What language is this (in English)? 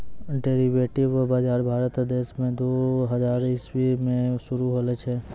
Maithili